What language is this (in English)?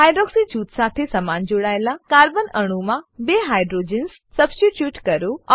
Gujarati